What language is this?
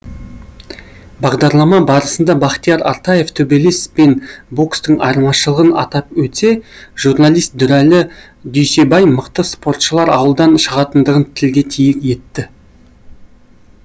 Kazakh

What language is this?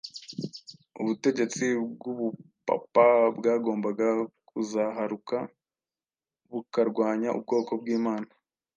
Kinyarwanda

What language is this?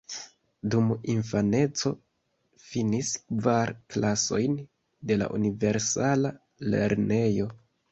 Esperanto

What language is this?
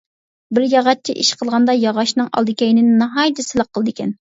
Uyghur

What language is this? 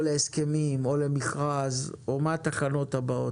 Hebrew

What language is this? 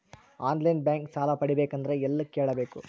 Kannada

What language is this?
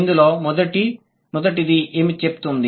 Telugu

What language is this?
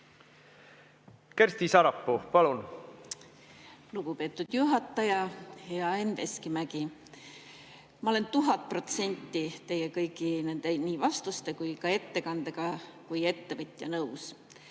Estonian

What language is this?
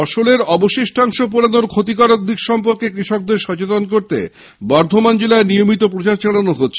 Bangla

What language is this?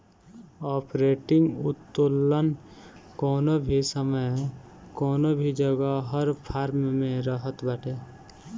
Bhojpuri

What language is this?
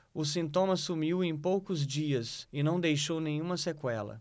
Portuguese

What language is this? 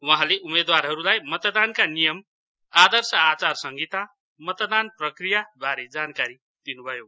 Nepali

